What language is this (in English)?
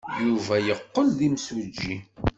Kabyle